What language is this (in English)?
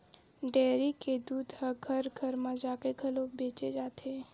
Chhattisgarhi